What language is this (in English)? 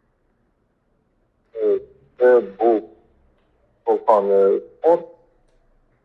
Ukrainian